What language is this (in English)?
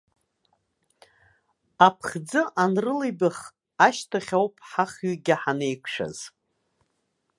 Abkhazian